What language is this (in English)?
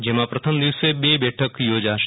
Gujarati